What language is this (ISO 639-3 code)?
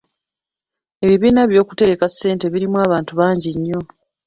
lug